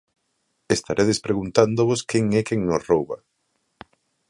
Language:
Galician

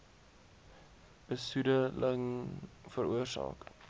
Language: Afrikaans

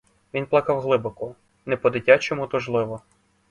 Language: Ukrainian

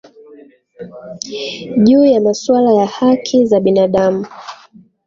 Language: Swahili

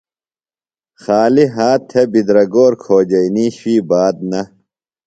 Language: Phalura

